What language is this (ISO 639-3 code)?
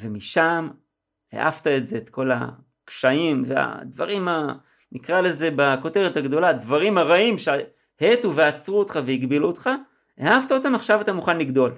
heb